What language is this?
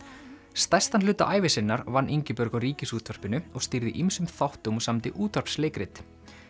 Icelandic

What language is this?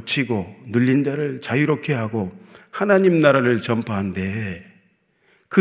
Korean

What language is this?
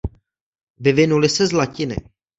Czech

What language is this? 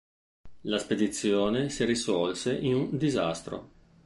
Italian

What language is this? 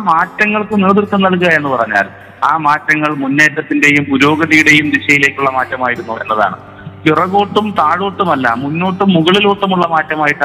Malayalam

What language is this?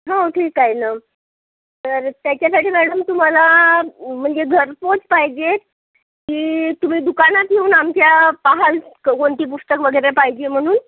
Marathi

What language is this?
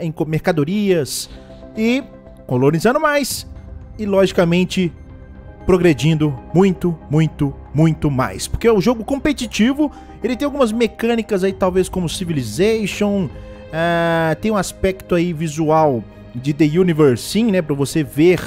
Portuguese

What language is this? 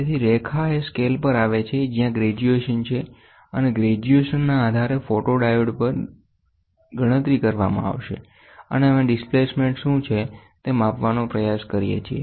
Gujarati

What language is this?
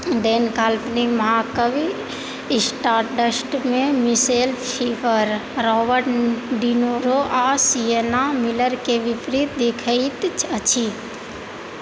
Maithili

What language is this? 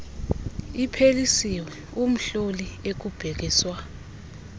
Xhosa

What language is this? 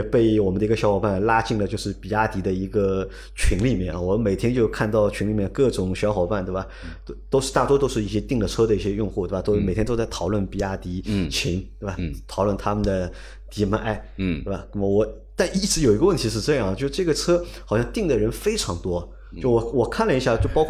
Chinese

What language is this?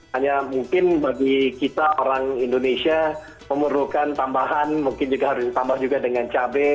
Indonesian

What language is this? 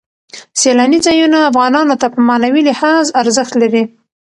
Pashto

